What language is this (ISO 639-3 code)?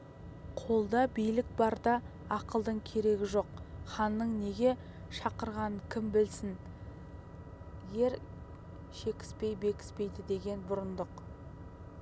kaz